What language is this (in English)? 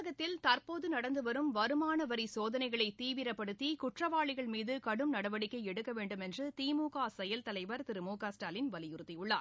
Tamil